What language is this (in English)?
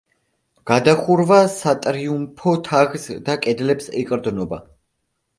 Georgian